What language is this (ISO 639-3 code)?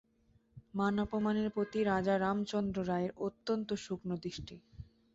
ben